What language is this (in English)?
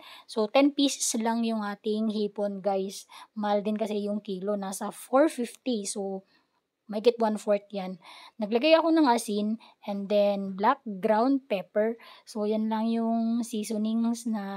Filipino